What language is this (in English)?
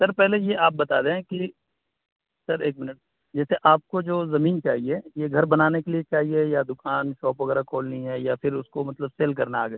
Urdu